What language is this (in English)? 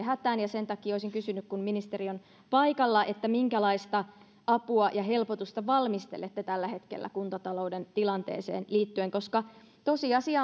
Finnish